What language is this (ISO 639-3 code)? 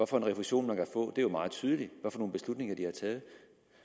dan